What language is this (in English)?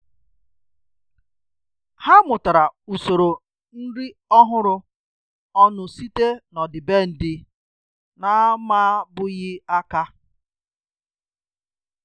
Igbo